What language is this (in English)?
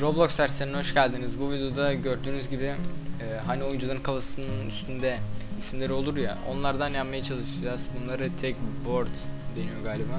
Turkish